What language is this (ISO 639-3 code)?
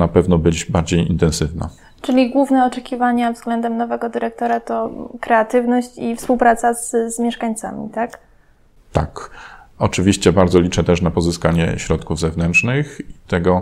pol